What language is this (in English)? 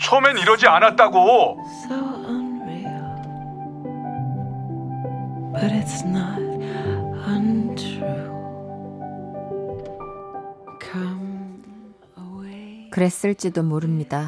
Korean